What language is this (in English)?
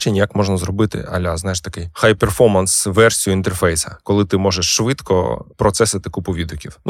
Ukrainian